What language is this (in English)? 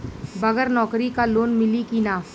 Bhojpuri